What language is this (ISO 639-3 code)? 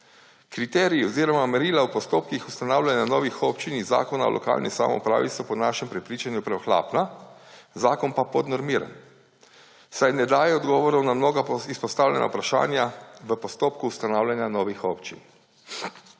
slv